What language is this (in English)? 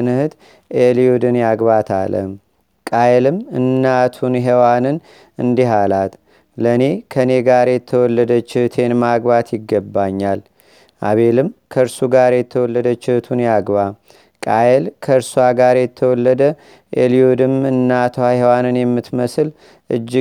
Amharic